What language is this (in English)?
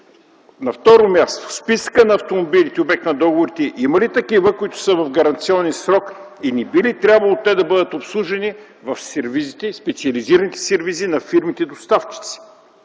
Bulgarian